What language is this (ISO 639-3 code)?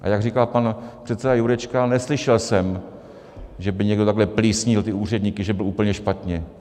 ces